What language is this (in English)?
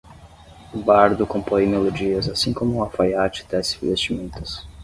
Portuguese